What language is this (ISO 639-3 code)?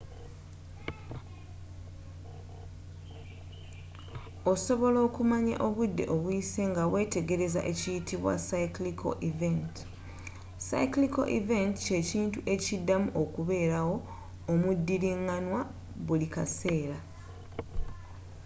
lug